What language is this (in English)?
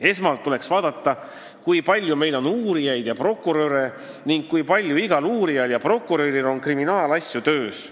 Estonian